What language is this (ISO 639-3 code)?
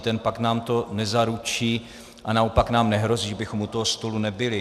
ces